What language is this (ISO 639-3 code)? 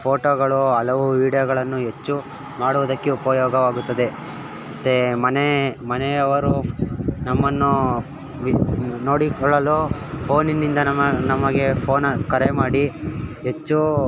kan